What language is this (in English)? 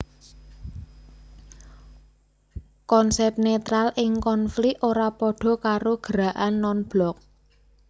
Javanese